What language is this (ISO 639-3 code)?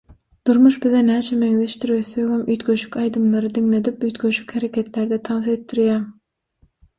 tuk